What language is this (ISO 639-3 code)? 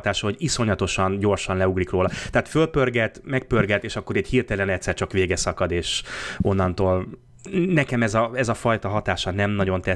hun